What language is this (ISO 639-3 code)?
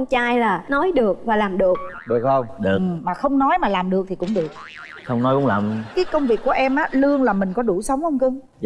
vie